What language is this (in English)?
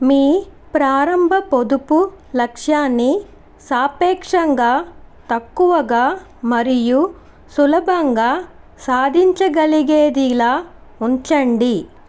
Telugu